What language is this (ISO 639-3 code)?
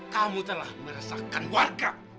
ind